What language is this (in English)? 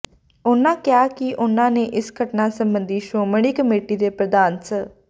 Punjabi